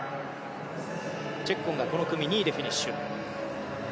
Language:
Japanese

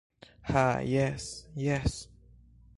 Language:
Esperanto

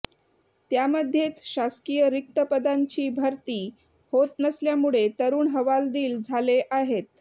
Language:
Marathi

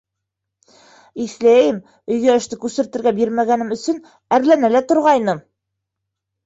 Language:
Bashkir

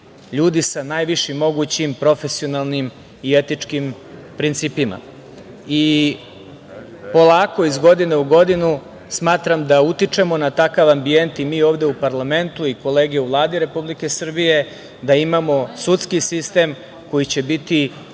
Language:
Serbian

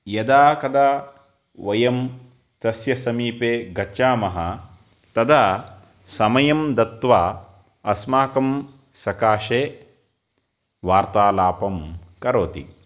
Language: Sanskrit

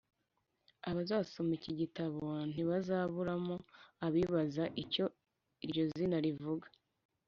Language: Kinyarwanda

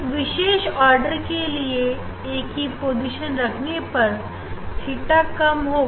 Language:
Hindi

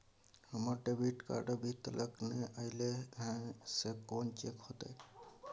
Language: Maithili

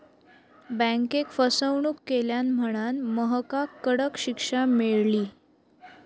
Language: Marathi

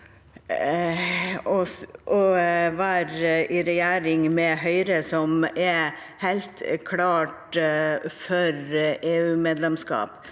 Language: Norwegian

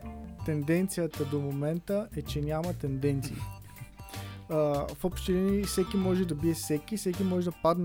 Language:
Bulgarian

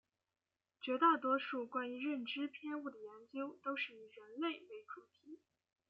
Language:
Chinese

